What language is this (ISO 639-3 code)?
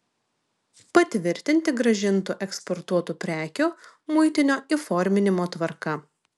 lit